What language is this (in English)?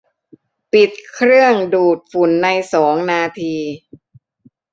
Thai